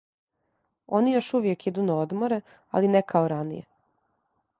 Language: Serbian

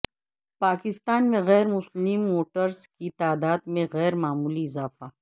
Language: Urdu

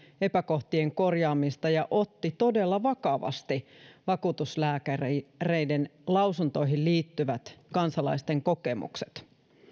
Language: Finnish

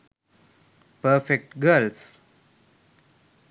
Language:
Sinhala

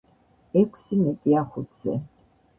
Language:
Georgian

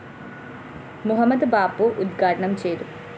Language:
Malayalam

